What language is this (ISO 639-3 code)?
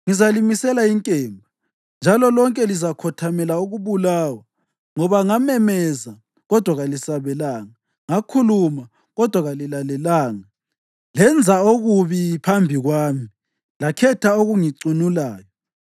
nde